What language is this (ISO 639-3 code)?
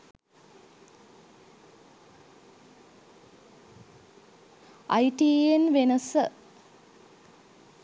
sin